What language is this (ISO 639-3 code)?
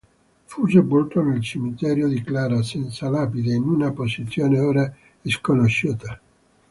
ita